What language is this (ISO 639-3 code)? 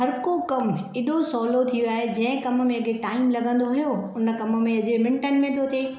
snd